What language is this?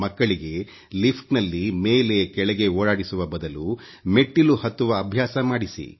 Kannada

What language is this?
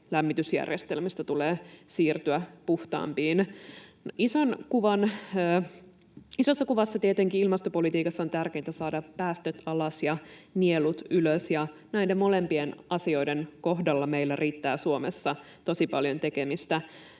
Finnish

